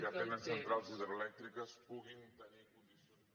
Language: Catalan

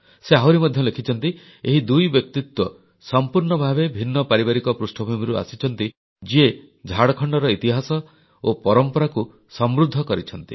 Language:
Odia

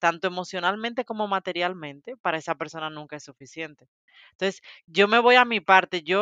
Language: Spanish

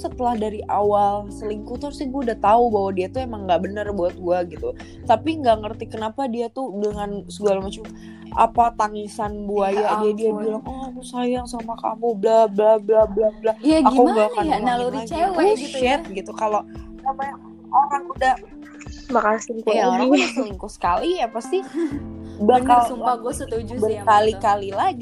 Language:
Indonesian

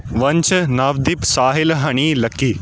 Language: Punjabi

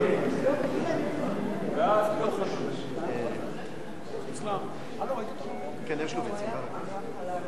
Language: Hebrew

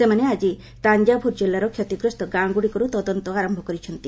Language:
Odia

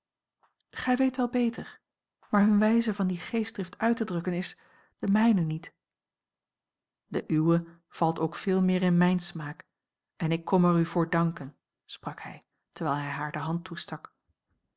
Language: Dutch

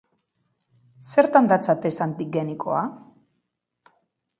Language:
Basque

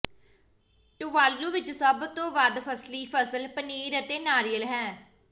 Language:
Punjabi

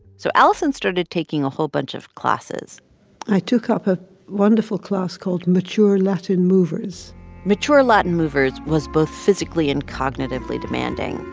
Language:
English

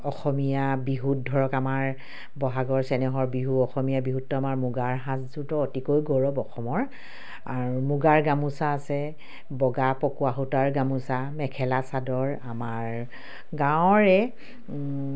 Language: Assamese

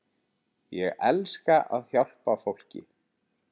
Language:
Icelandic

